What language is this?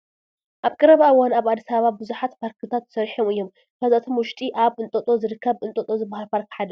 Tigrinya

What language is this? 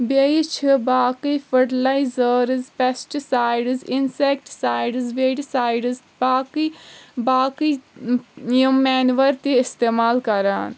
Kashmiri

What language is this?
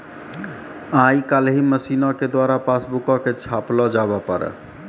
Maithili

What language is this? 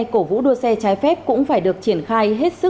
Vietnamese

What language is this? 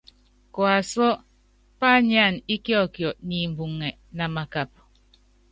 Yangben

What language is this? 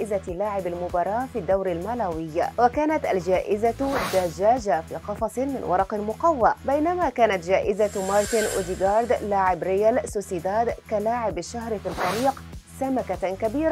Arabic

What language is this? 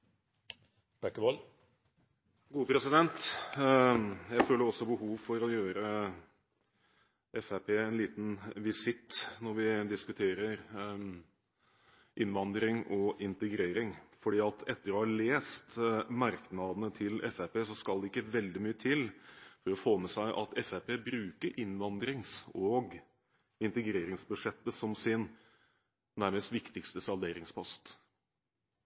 Norwegian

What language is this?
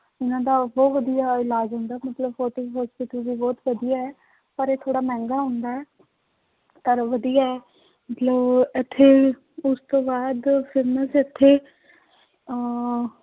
Punjabi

